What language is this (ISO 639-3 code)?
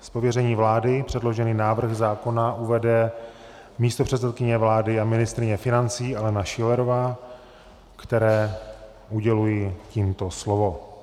ces